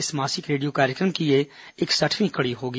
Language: Hindi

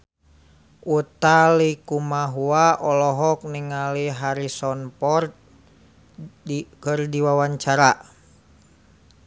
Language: Sundanese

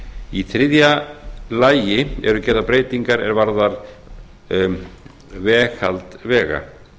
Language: Icelandic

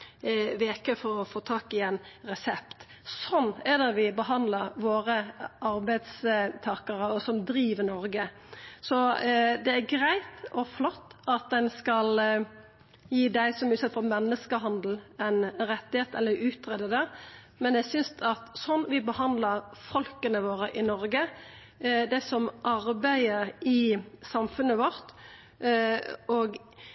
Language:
Norwegian Nynorsk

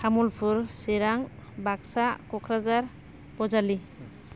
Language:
Bodo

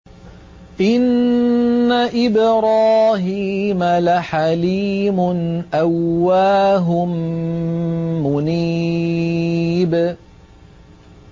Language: Arabic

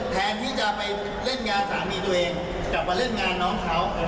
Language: Thai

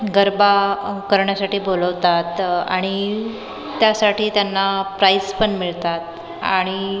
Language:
Marathi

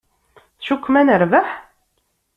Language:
Kabyle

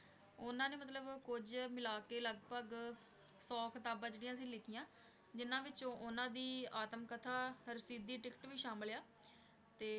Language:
Punjabi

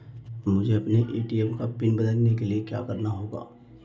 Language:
Hindi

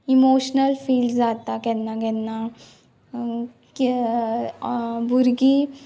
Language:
Konkani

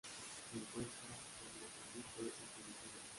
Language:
Spanish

